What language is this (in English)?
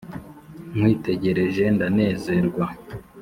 Kinyarwanda